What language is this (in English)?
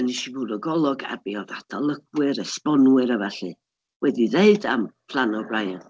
Welsh